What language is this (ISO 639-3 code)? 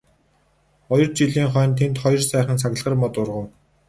mon